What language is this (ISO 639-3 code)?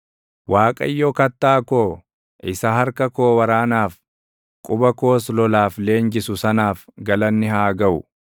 orm